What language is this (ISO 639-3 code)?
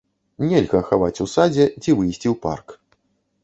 bel